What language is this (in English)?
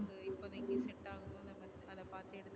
Tamil